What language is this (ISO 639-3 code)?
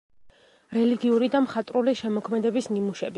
kat